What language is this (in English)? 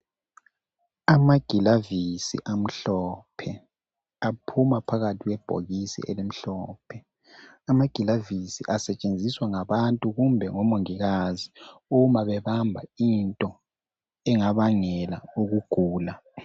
North Ndebele